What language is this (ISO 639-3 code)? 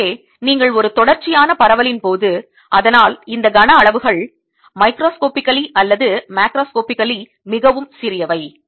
tam